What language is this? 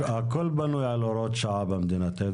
Hebrew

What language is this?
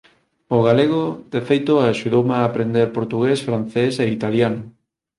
Galician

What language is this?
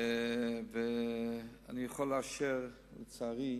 Hebrew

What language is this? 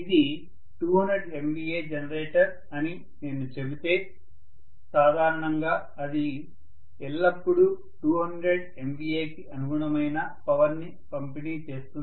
Telugu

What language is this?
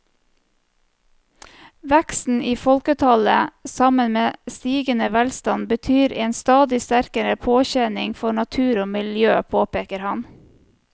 Norwegian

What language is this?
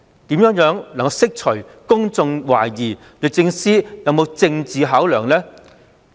Cantonese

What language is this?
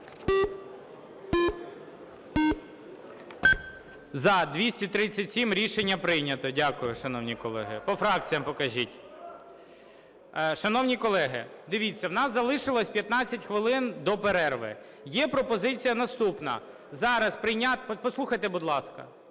Ukrainian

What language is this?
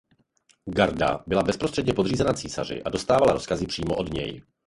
Czech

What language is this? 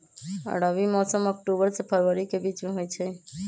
Magahi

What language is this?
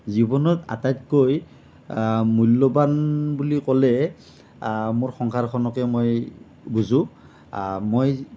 Assamese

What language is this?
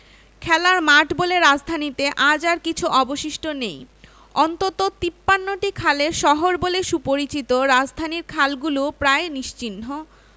Bangla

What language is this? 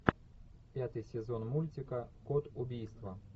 Russian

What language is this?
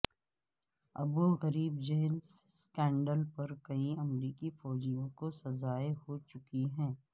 Urdu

